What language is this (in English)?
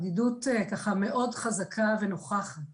Hebrew